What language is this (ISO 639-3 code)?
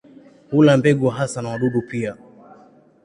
swa